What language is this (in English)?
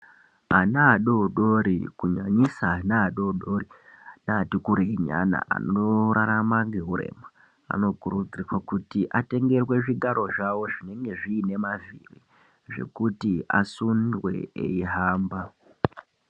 Ndau